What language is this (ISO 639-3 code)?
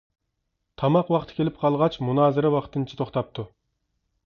uig